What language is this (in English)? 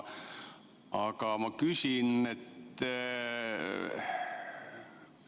Estonian